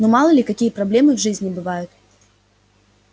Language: Russian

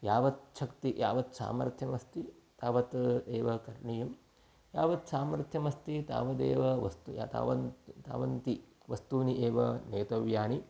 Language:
Sanskrit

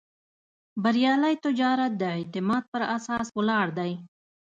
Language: Pashto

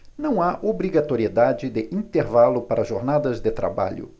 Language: Portuguese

